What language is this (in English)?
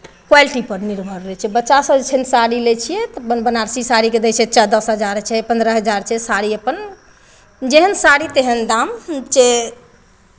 Maithili